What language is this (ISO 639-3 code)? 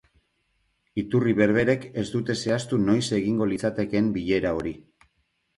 eus